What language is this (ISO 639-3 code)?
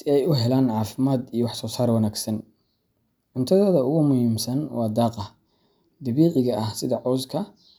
som